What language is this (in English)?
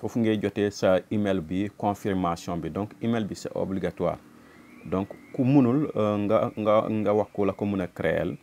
French